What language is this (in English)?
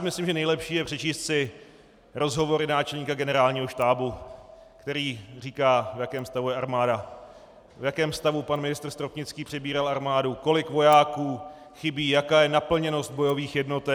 Czech